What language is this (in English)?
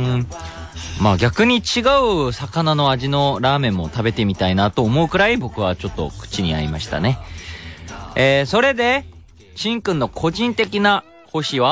Japanese